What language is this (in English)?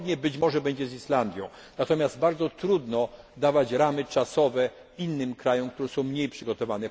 Polish